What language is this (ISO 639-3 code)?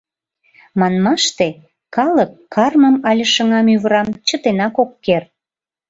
chm